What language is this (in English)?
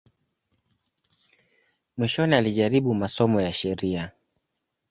Swahili